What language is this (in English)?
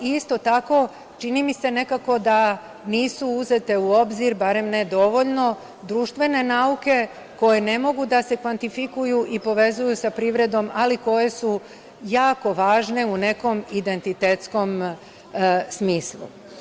Serbian